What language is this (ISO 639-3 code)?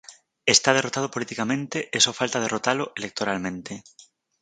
glg